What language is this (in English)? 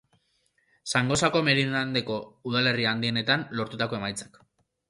Basque